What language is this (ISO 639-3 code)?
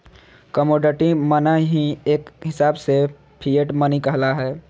mag